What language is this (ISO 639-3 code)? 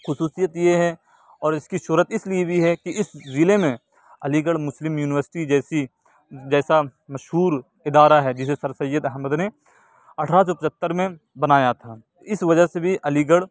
urd